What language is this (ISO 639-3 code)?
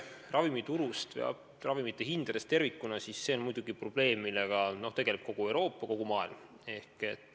est